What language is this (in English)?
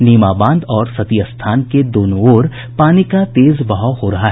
Hindi